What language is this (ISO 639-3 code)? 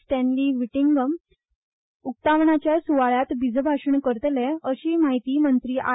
kok